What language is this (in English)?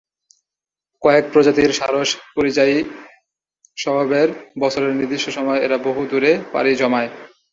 Bangla